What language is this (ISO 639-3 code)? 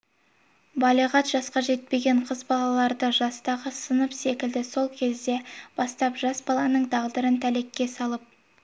kaz